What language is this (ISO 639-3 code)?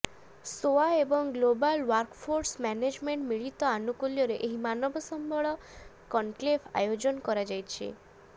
ori